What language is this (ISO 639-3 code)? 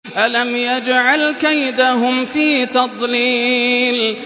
ara